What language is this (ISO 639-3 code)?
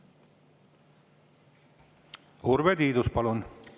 est